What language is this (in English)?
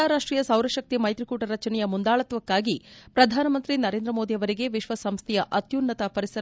Kannada